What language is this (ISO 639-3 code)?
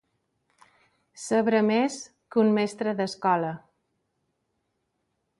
cat